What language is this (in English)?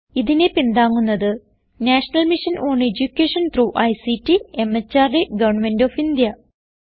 Malayalam